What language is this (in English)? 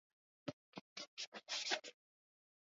Swahili